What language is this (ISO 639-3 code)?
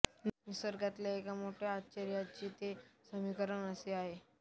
mar